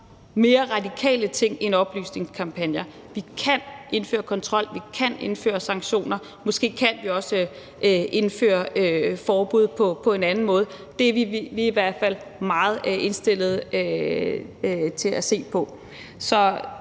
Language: Danish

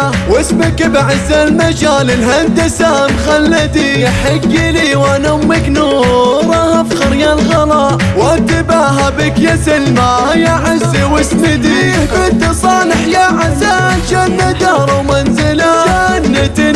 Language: Arabic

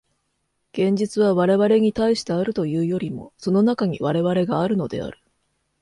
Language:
Japanese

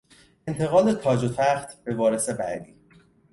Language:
Persian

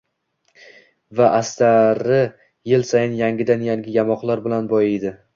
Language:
Uzbek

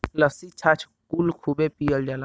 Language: Bhojpuri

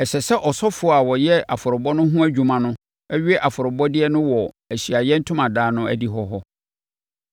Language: Akan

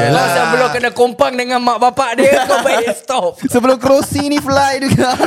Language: Malay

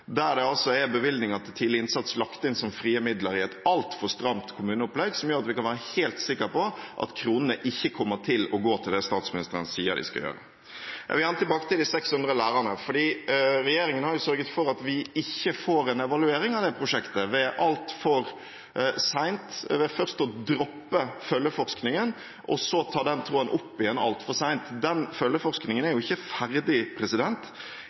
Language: Norwegian Bokmål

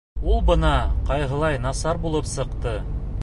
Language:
Bashkir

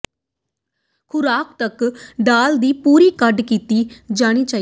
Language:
Punjabi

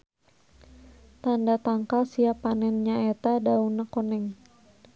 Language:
Sundanese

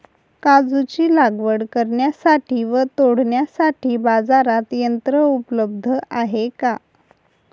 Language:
Marathi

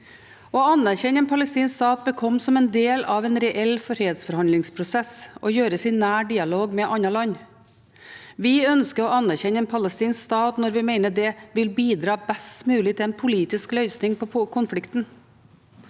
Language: Norwegian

